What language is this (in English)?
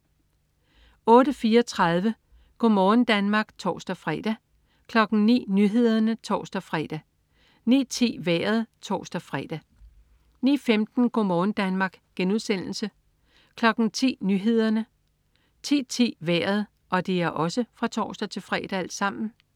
Danish